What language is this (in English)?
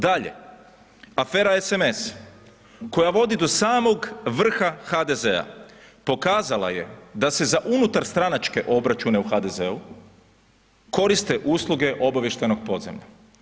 Croatian